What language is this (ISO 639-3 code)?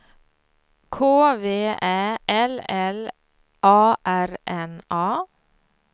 swe